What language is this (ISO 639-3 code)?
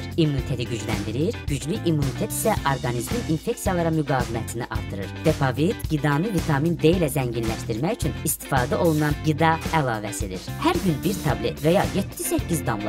tur